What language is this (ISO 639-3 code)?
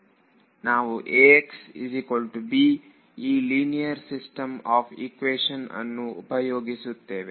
kan